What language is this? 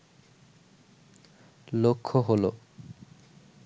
Bangla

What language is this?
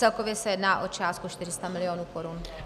Czech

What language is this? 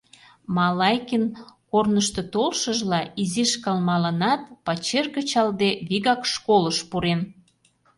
Mari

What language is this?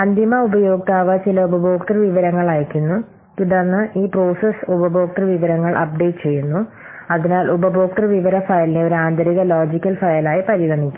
Malayalam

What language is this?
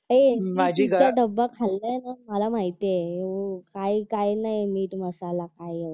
Marathi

